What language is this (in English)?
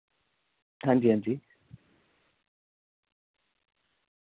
Dogri